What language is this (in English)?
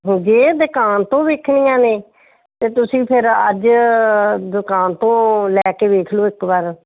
Punjabi